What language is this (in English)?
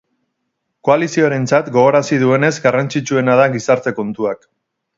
Basque